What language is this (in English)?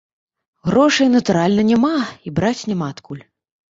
Belarusian